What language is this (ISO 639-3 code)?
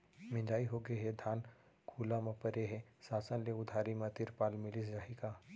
hne